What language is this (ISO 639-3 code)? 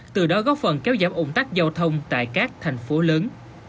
vie